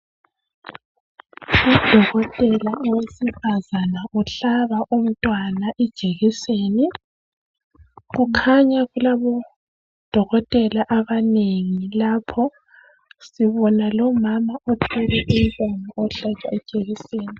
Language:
North Ndebele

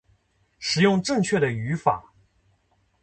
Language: Chinese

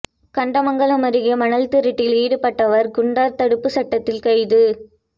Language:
Tamil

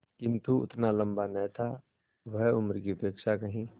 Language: Hindi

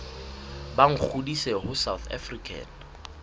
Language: Southern Sotho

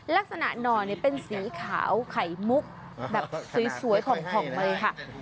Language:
Thai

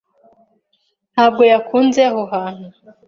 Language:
Kinyarwanda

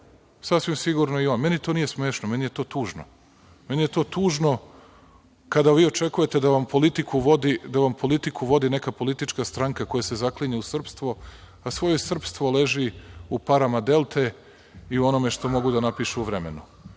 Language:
Serbian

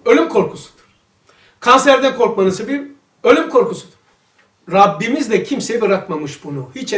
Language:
Turkish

